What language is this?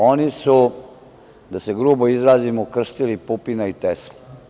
Serbian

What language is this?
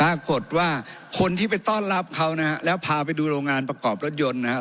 Thai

